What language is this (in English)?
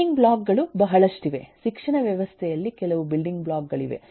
Kannada